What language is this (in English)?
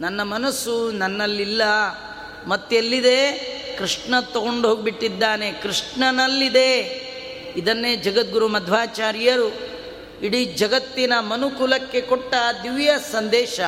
Kannada